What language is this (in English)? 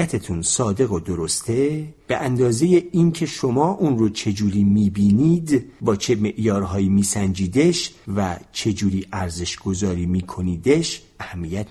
Persian